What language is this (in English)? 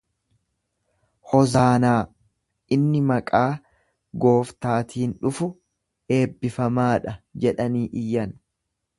Oromo